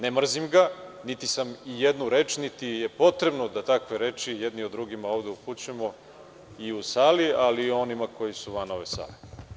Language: Serbian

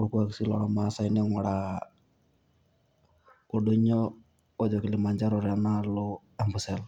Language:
Masai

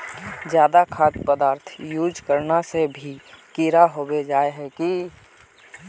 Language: Magahi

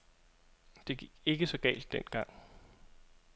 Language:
Danish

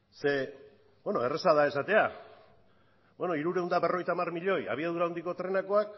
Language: Basque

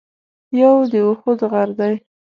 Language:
Pashto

